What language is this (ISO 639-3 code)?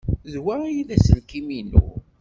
kab